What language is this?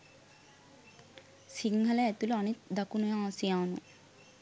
Sinhala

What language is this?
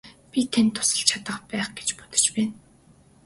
Mongolian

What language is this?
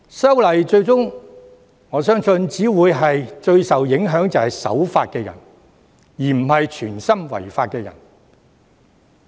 Cantonese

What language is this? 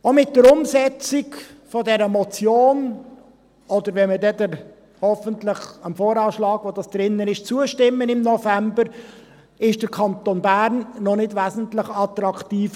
Swiss German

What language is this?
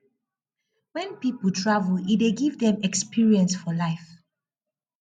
Nigerian Pidgin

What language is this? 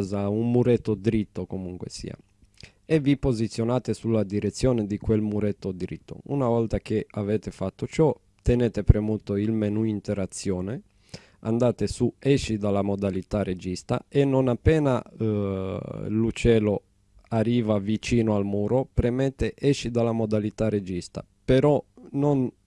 Italian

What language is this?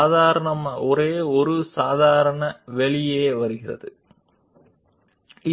Telugu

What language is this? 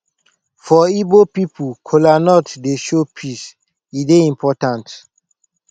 Nigerian Pidgin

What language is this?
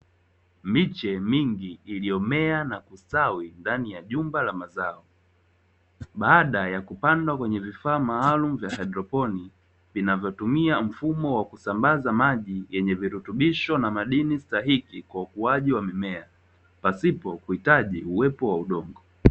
Swahili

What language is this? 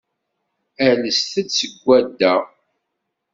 Kabyle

